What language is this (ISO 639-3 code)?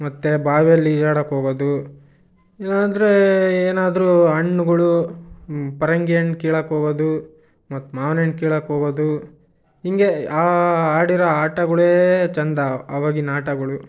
kan